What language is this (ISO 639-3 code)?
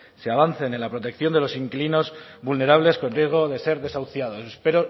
spa